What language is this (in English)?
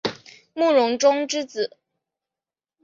Chinese